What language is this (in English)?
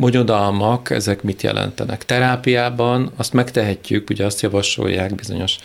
Hungarian